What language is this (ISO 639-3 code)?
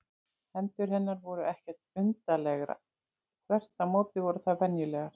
isl